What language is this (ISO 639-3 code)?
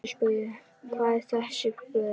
isl